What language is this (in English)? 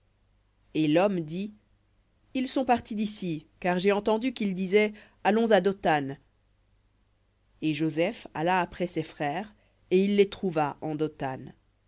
French